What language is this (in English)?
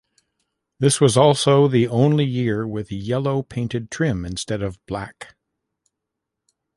English